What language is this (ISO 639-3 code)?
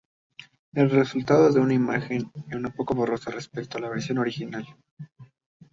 spa